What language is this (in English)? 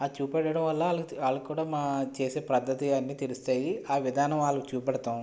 Telugu